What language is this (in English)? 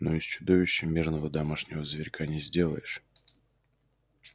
Russian